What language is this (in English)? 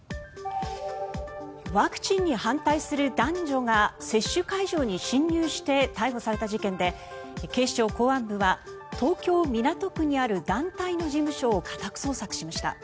Japanese